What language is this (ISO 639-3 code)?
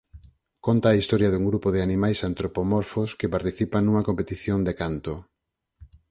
glg